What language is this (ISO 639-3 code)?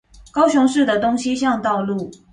zho